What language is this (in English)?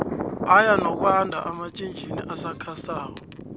South Ndebele